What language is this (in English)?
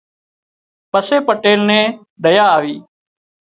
Wadiyara Koli